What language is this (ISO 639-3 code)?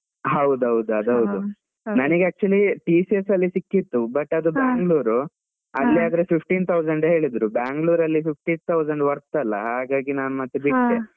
kan